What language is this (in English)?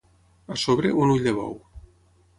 Catalan